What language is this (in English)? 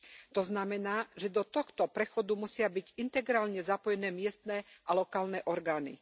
Slovak